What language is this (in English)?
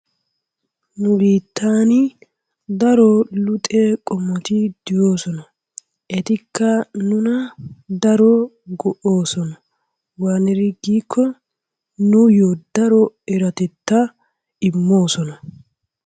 Wolaytta